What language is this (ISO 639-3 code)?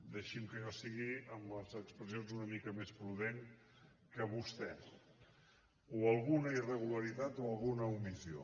cat